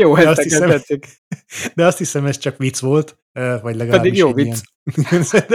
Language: Hungarian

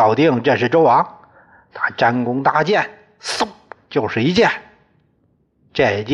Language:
Chinese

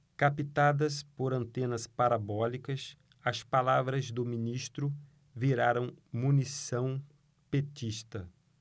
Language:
Portuguese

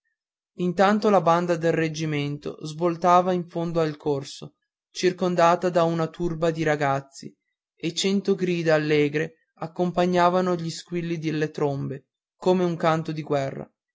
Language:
Italian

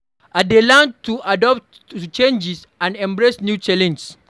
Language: Nigerian Pidgin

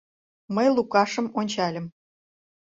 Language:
Mari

